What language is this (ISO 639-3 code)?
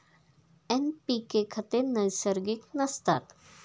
mar